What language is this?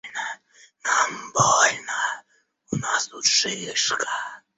Russian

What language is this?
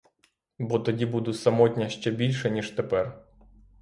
Ukrainian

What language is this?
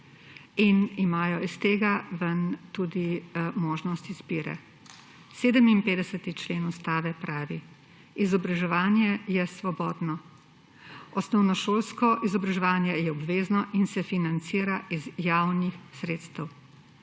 Slovenian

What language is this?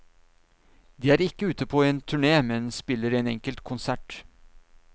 Norwegian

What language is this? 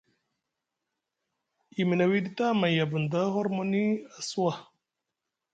Musgu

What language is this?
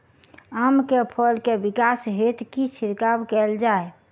Maithili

